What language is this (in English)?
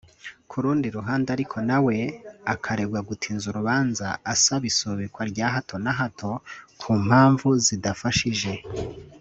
Kinyarwanda